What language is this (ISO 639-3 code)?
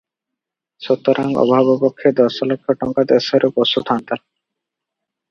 ori